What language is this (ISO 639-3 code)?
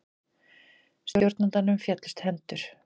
isl